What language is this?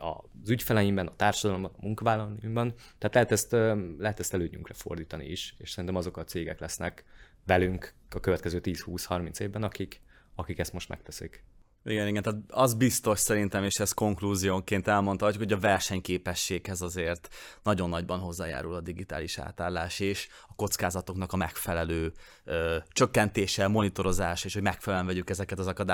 Hungarian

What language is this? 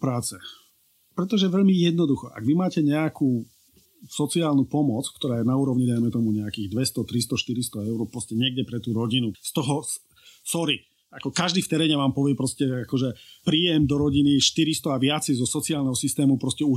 Slovak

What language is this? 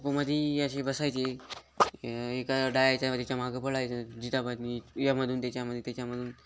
Marathi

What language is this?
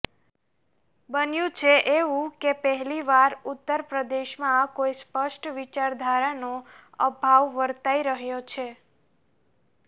Gujarati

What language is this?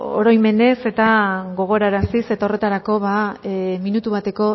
Basque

